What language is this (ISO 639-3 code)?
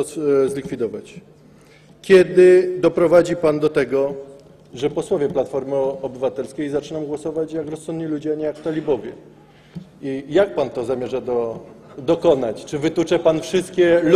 pol